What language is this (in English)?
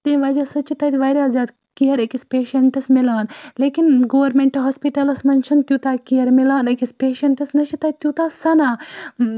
Kashmiri